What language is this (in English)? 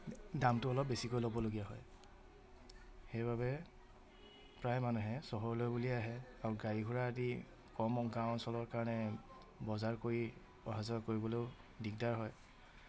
Assamese